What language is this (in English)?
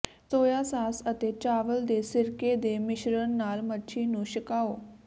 Punjabi